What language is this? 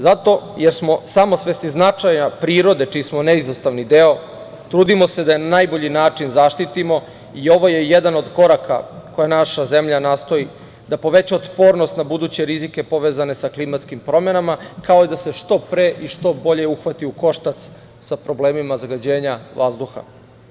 Serbian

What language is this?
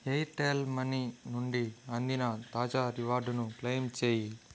Telugu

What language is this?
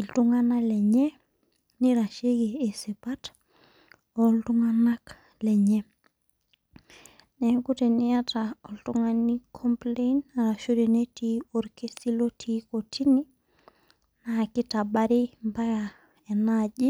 Masai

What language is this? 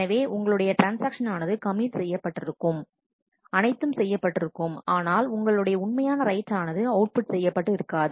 Tamil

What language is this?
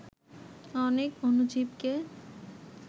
Bangla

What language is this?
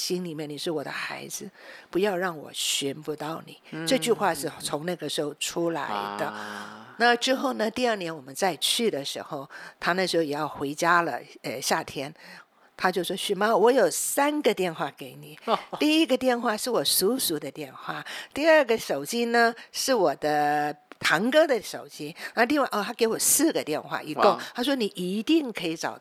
Chinese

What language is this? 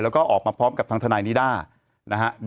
Thai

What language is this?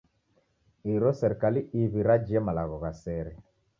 Taita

